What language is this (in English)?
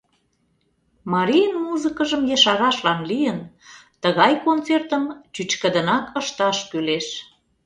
Mari